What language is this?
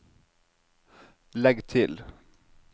Norwegian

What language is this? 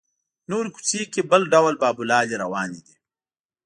Pashto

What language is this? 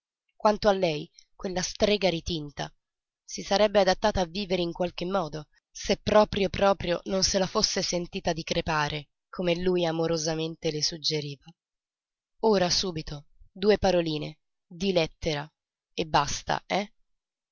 Italian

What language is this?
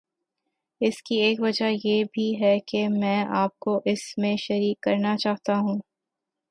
Urdu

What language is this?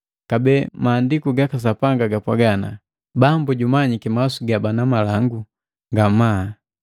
Matengo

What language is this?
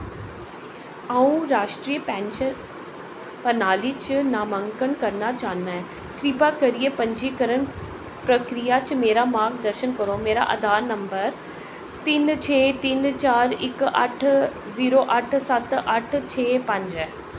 Dogri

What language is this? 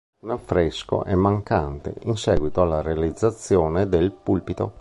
Italian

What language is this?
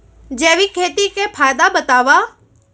Chhattisgarhi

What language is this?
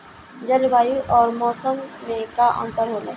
Bhojpuri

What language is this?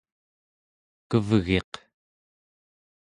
Central Yupik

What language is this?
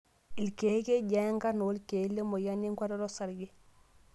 Masai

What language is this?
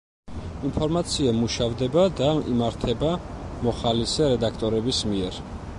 Georgian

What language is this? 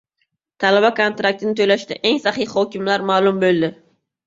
Uzbek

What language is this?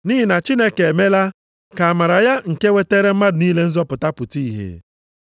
Igbo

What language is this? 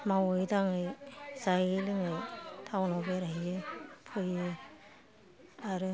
Bodo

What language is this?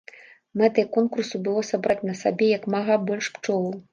Belarusian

